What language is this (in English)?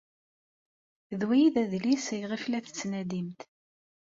Kabyle